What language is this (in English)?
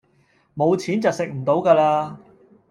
Cantonese